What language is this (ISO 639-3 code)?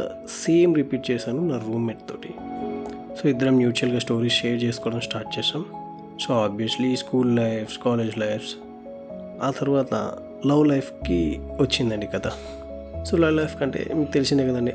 tel